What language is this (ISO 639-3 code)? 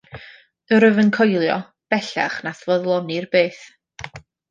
cym